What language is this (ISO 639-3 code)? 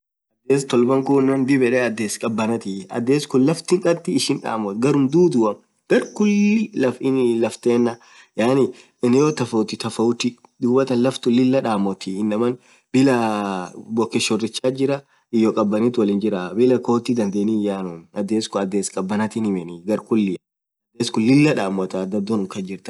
orc